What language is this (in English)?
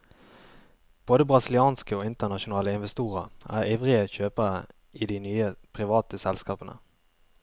Norwegian